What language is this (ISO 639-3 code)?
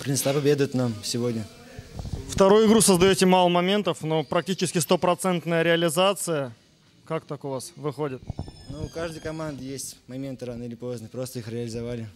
rus